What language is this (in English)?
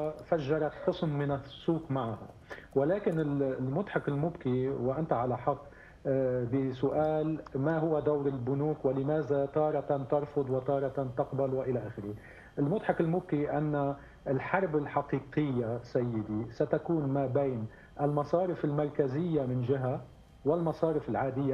Arabic